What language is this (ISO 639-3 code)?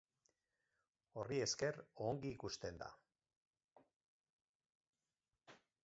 eus